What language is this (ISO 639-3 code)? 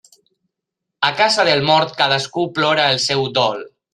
cat